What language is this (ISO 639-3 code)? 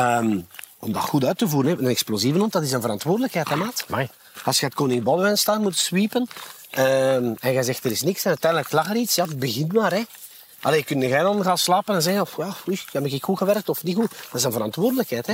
nld